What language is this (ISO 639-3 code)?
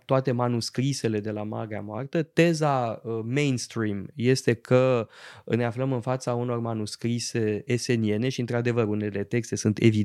ron